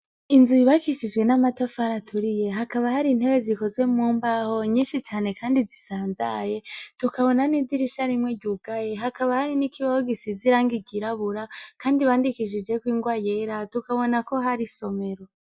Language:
Rundi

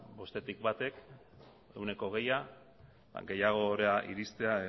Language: Basque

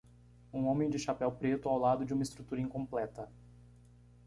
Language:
Portuguese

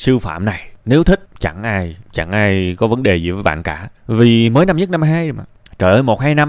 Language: Vietnamese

